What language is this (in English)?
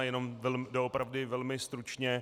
Czech